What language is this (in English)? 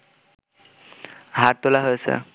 Bangla